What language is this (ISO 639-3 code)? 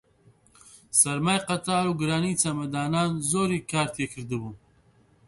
ckb